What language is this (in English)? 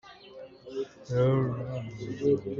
Hakha Chin